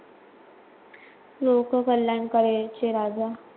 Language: Marathi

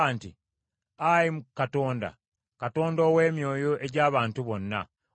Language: Ganda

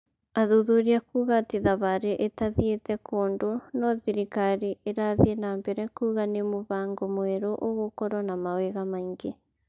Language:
Kikuyu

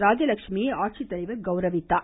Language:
Tamil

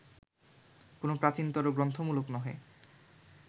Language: Bangla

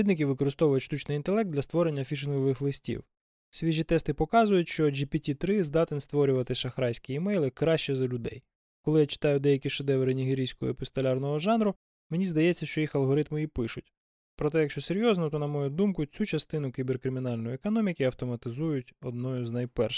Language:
Ukrainian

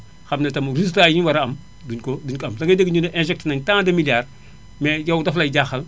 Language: Wolof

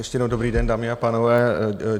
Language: Czech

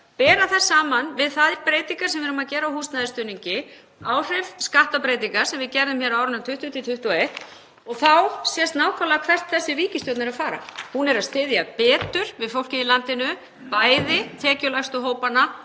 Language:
Icelandic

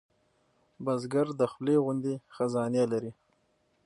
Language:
Pashto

